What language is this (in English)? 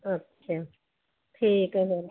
Punjabi